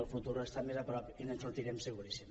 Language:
Catalan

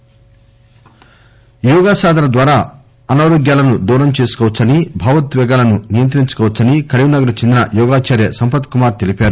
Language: Telugu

